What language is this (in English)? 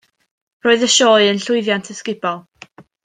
Welsh